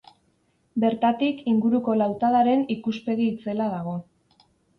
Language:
Basque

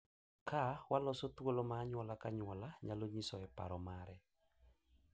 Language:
Luo (Kenya and Tanzania)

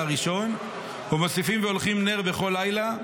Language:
Hebrew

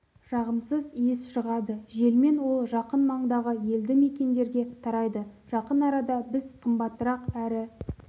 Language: Kazakh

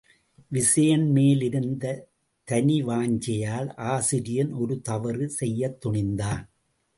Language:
Tamil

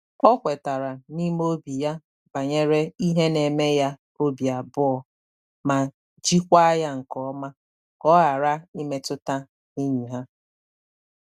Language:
Igbo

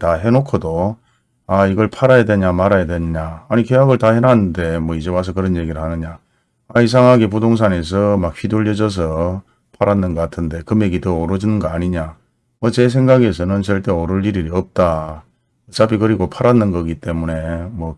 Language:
Korean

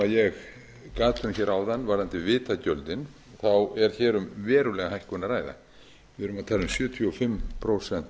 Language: Icelandic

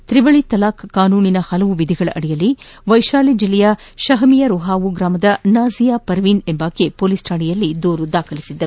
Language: Kannada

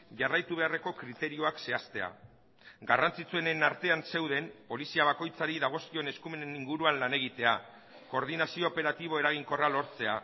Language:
Basque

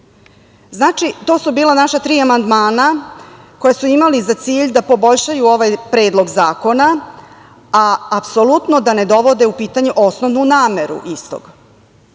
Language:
Serbian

